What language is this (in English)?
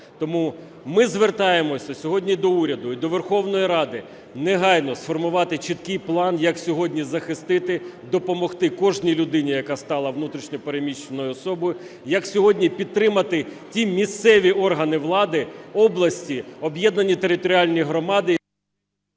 Ukrainian